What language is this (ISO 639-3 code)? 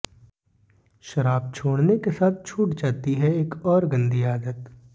hin